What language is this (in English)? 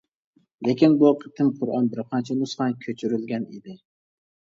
Uyghur